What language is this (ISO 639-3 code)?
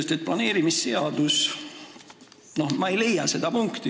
est